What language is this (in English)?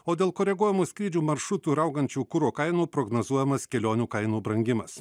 Lithuanian